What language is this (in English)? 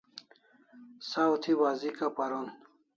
Kalasha